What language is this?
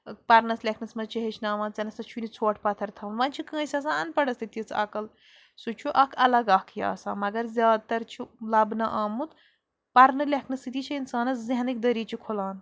Kashmiri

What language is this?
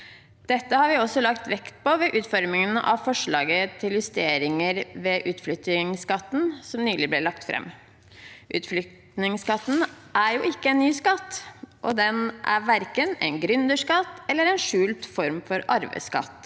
Norwegian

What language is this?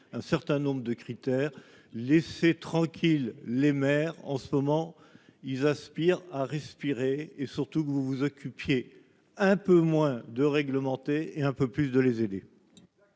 French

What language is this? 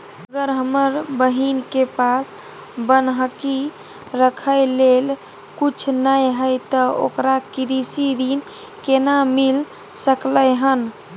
Maithili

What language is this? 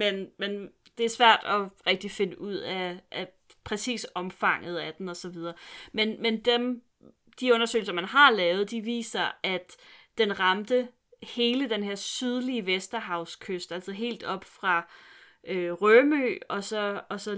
Danish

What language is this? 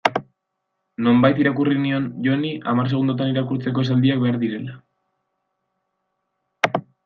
Basque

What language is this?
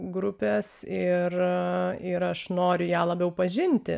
Lithuanian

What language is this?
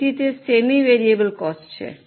Gujarati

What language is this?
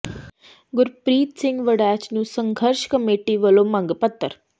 Punjabi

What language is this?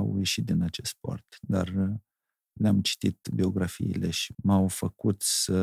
Romanian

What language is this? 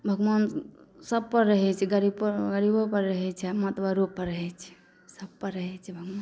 Maithili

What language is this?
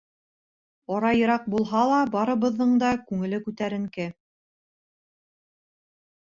Bashkir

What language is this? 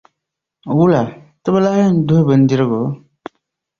Dagbani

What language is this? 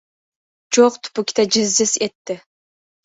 Uzbek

